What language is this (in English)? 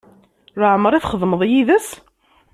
Kabyle